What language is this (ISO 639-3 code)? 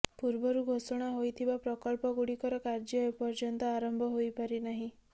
ori